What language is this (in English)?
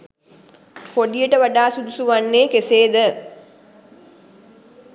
Sinhala